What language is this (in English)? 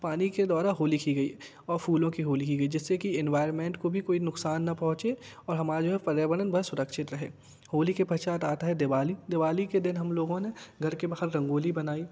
Hindi